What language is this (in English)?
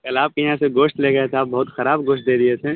Urdu